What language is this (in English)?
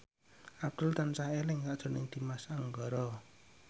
Javanese